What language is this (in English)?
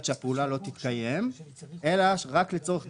Hebrew